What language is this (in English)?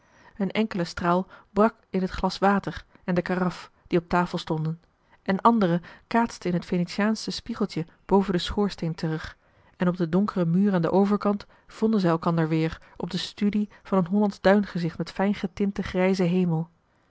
Dutch